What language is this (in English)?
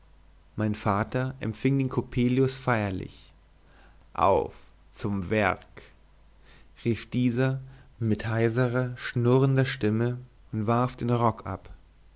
German